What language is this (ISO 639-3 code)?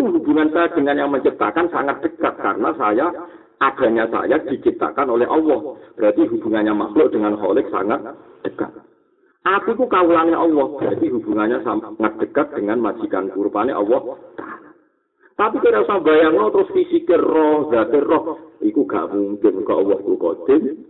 ind